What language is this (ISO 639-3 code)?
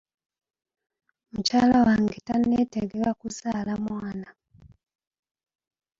lug